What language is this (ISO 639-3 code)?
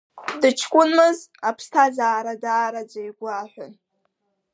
abk